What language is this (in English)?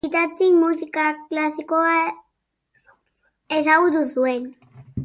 Basque